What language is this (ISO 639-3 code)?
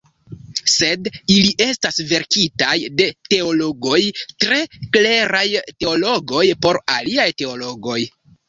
epo